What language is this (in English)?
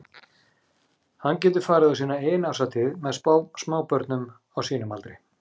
Icelandic